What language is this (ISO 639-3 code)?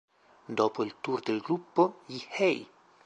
ita